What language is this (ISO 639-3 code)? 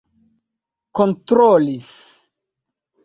epo